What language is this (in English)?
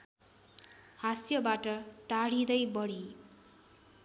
Nepali